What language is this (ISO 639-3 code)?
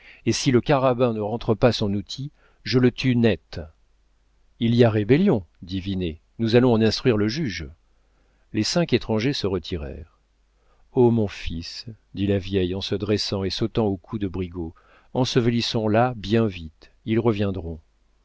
fra